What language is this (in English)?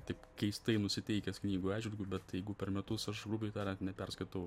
Lithuanian